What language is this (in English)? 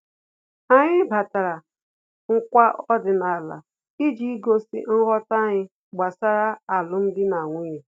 Igbo